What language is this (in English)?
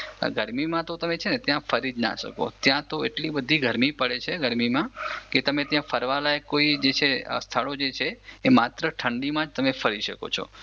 Gujarati